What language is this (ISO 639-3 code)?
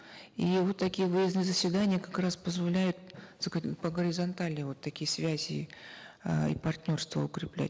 kaz